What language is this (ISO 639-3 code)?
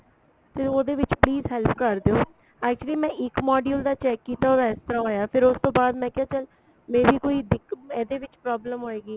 pan